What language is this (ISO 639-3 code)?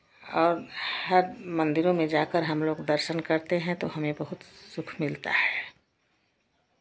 hin